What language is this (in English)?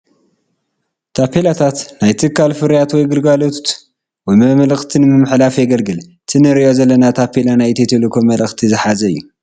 Tigrinya